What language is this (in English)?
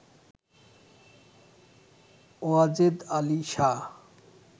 Bangla